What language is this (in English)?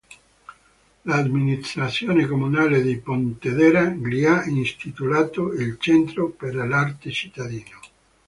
Italian